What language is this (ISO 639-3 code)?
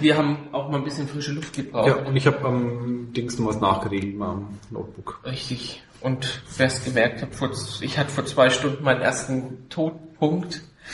deu